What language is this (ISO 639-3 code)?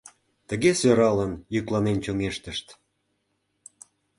chm